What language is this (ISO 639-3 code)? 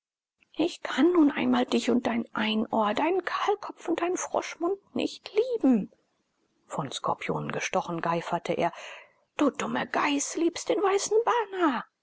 deu